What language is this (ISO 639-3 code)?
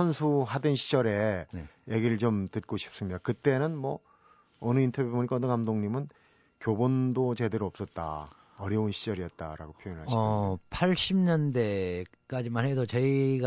kor